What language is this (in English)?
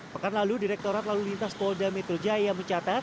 Indonesian